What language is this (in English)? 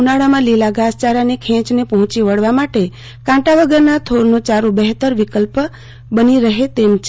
Gujarati